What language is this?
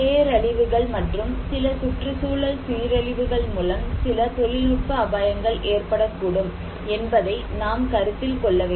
Tamil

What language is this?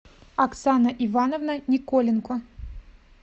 Russian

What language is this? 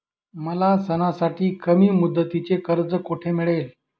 Marathi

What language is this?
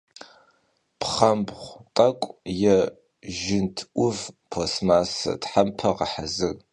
Kabardian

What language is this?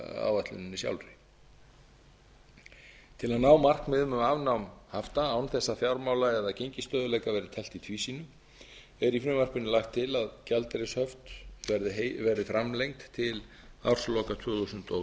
Icelandic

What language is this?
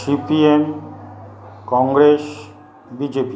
Bangla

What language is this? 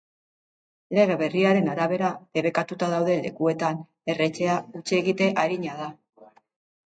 Basque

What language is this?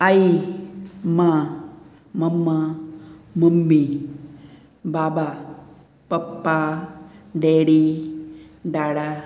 Konkani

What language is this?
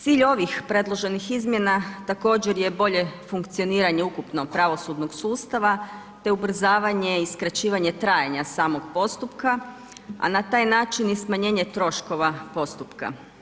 Croatian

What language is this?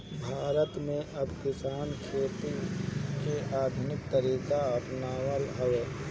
Bhojpuri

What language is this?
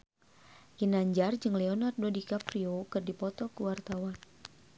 Sundanese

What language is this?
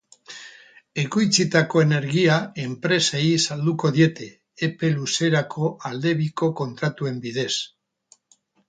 Basque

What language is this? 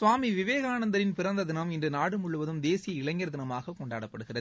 Tamil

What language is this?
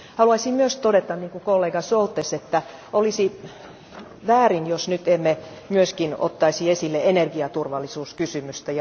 Finnish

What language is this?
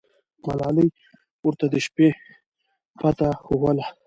Pashto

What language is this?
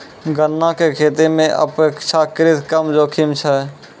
Maithili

